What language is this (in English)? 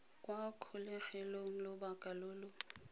Tswana